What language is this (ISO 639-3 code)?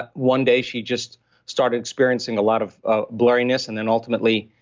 eng